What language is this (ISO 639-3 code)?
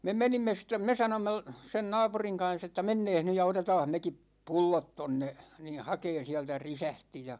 fin